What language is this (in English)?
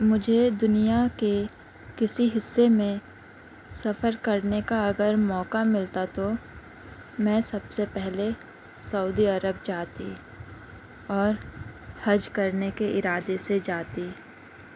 Urdu